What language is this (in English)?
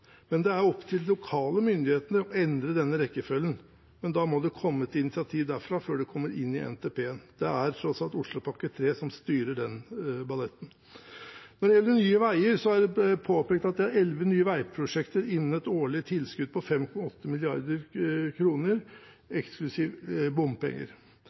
Norwegian Bokmål